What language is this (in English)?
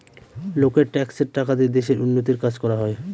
Bangla